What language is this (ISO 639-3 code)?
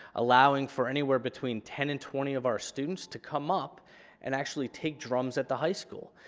eng